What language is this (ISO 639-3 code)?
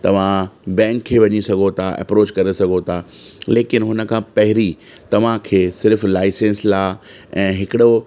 snd